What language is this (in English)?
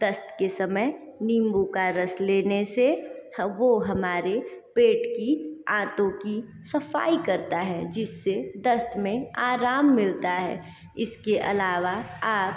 Hindi